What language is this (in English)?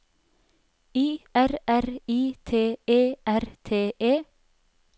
Norwegian